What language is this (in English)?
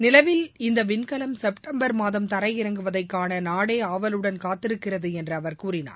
Tamil